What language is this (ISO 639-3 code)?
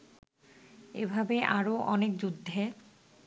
ben